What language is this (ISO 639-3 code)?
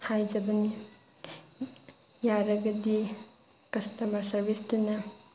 mni